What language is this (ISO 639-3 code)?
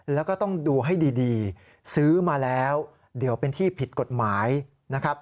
tha